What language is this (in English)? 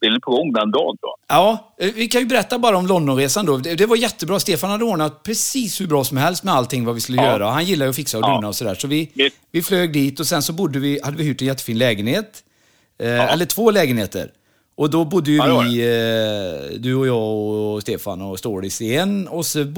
Swedish